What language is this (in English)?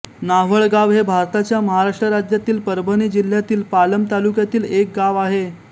Marathi